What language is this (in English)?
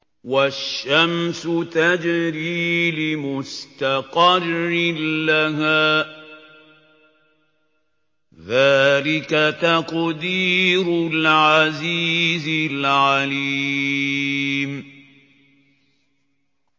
Arabic